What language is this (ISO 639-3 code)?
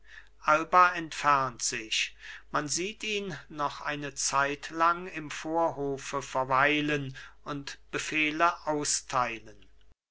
deu